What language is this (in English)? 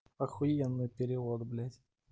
Russian